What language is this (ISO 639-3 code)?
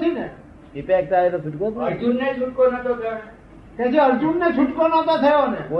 guj